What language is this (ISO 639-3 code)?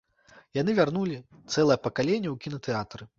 bel